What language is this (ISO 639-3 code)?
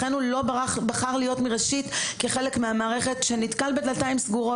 heb